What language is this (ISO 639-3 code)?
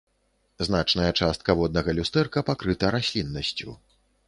bel